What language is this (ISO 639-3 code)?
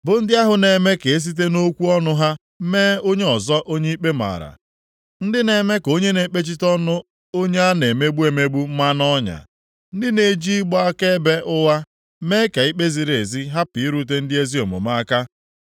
ibo